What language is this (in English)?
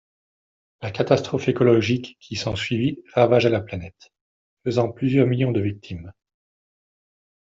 French